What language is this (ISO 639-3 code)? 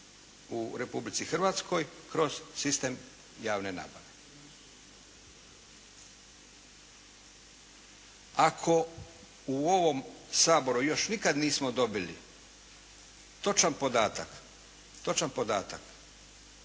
hrv